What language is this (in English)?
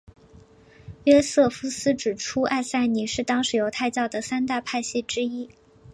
Chinese